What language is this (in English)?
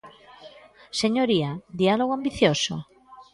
Galician